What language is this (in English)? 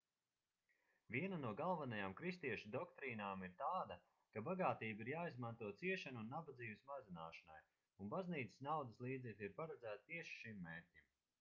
Latvian